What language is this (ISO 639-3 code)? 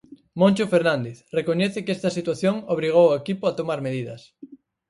glg